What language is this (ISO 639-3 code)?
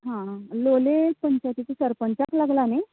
kok